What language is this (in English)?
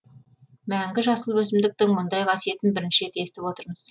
Kazakh